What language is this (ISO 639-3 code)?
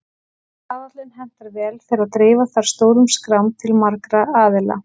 isl